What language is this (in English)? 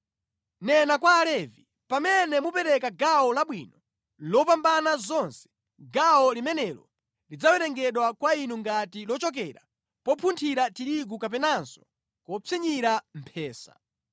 Nyanja